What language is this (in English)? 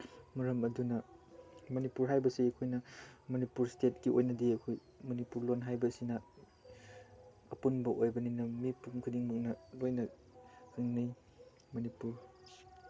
Manipuri